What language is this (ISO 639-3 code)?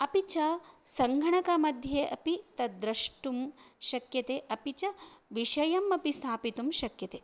san